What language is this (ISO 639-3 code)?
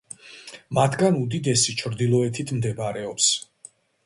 kat